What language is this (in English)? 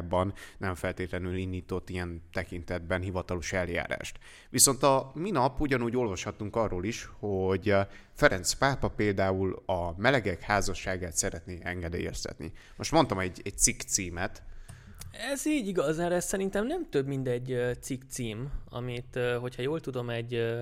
Hungarian